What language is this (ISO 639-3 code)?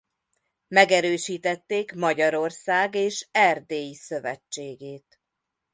hun